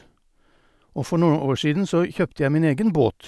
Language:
Norwegian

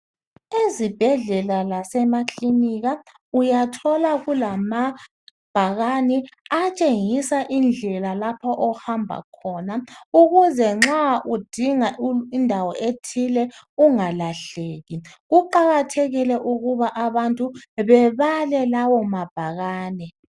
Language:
North Ndebele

